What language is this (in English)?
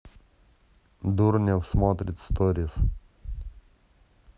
Russian